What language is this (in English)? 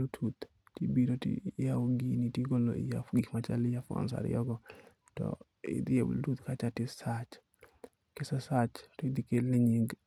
Luo (Kenya and Tanzania)